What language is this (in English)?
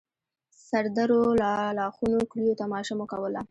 Pashto